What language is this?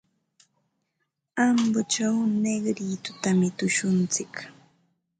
Ambo-Pasco Quechua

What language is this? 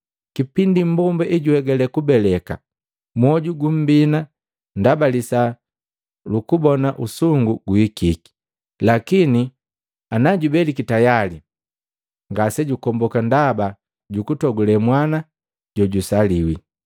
Matengo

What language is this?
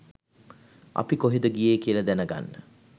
Sinhala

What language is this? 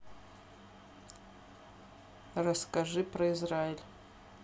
Russian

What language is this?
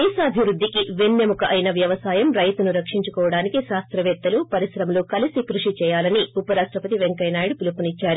Telugu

